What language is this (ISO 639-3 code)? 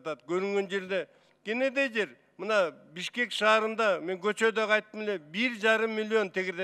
tur